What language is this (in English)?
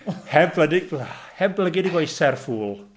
Welsh